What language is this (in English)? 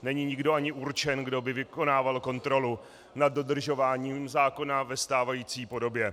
Czech